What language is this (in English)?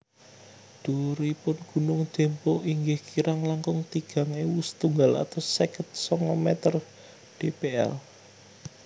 Javanese